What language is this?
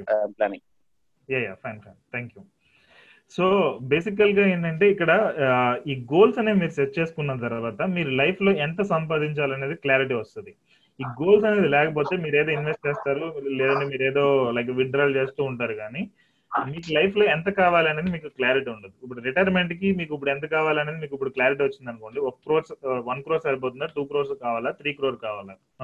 Telugu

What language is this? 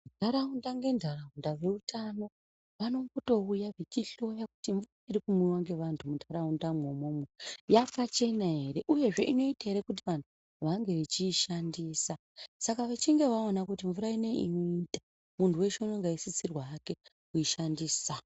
Ndau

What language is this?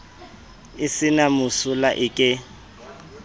Southern Sotho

